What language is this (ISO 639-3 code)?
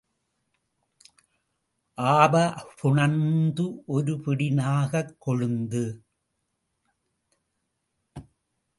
tam